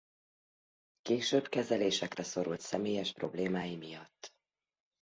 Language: Hungarian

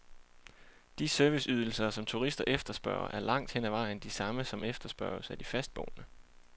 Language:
Danish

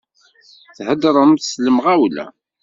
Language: Kabyle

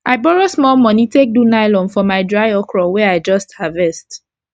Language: Nigerian Pidgin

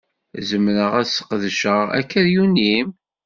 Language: Kabyle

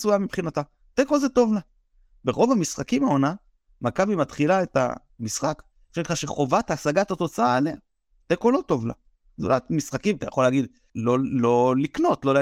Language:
Hebrew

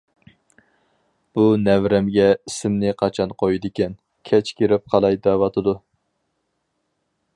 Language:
Uyghur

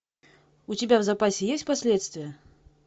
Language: Russian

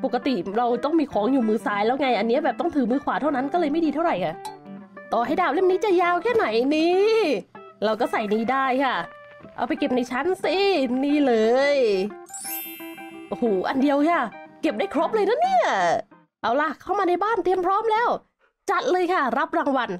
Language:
Thai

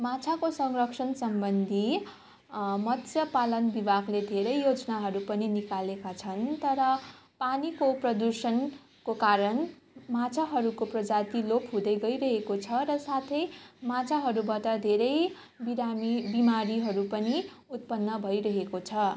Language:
Nepali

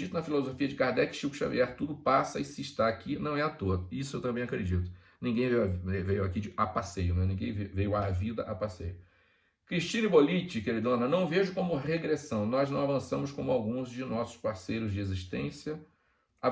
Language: Portuguese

